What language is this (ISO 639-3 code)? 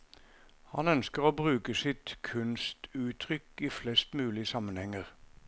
nor